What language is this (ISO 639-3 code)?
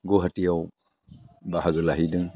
brx